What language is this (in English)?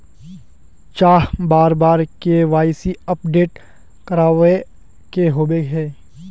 Magahi